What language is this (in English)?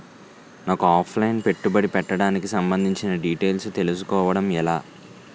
Telugu